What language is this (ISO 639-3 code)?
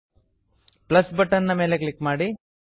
kan